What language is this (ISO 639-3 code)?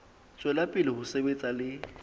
sot